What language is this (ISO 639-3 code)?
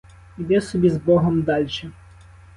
ukr